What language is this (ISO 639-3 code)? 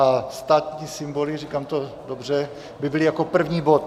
ces